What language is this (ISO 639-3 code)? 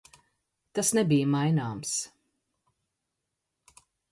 lav